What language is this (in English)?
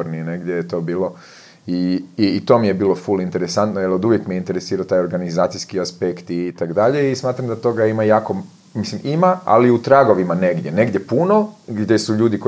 Croatian